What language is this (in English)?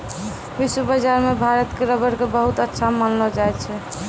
Maithili